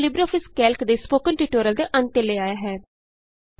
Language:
Punjabi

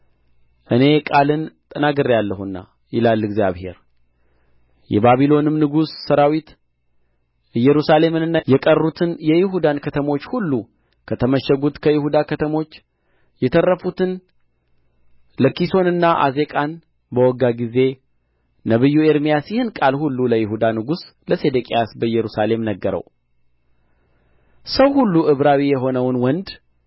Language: Amharic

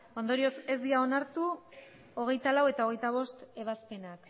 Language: Basque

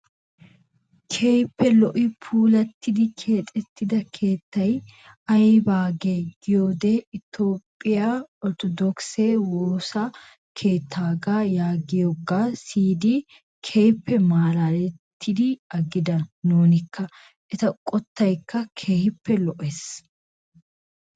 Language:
Wolaytta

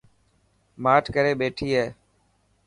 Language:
Dhatki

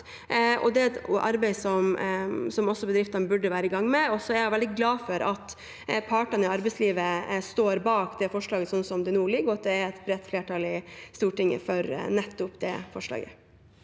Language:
Norwegian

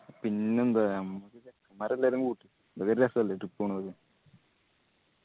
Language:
Malayalam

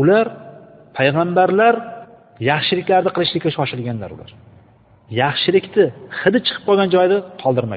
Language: Bulgarian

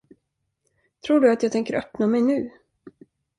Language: Swedish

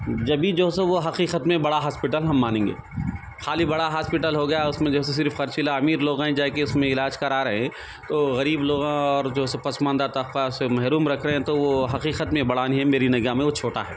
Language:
Urdu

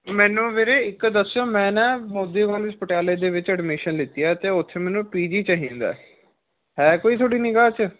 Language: Punjabi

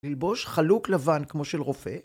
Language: Hebrew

